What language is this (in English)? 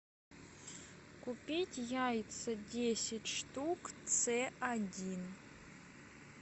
Russian